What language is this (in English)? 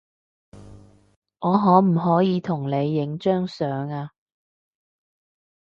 Cantonese